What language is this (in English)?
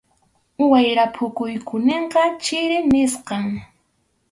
Arequipa-La Unión Quechua